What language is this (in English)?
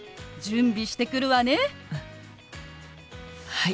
Japanese